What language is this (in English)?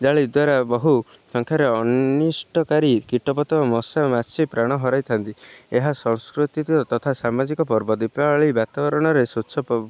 Odia